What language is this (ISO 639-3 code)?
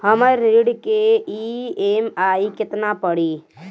bho